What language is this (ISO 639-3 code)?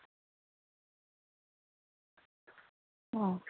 doi